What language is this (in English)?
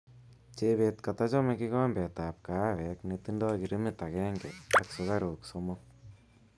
Kalenjin